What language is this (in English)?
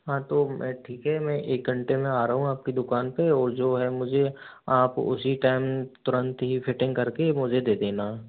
Hindi